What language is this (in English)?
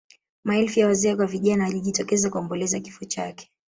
Swahili